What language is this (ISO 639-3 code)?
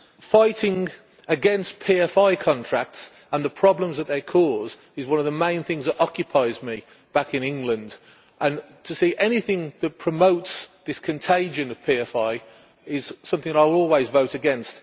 eng